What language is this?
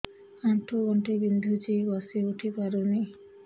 Odia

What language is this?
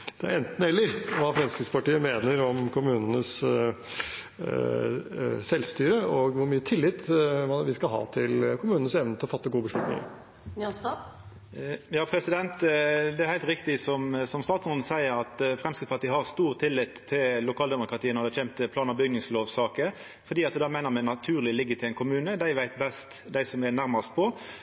Norwegian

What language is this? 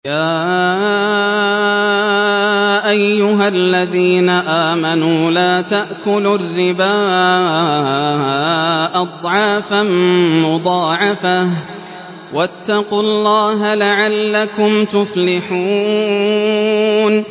Arabic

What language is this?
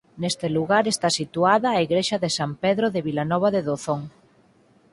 Galician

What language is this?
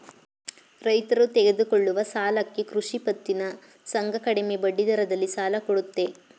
Kannada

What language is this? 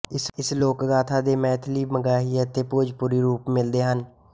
Punjabi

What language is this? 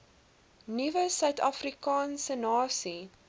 Afrikaans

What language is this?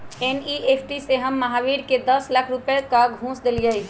Magahi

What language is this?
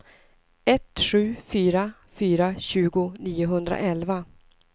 Swedish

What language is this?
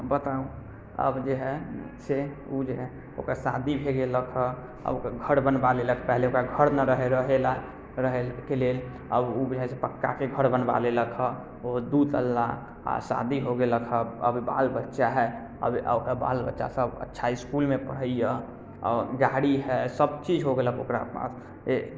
Maithili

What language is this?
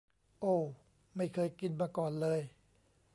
Thai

